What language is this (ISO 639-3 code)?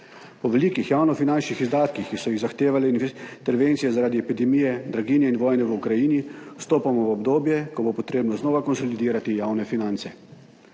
slv